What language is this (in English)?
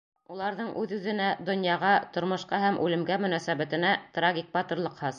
Bashkir